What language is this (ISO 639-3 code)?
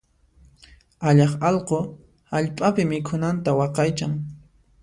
qxp